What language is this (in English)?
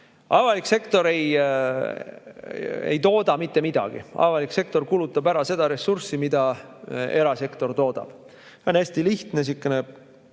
Estonian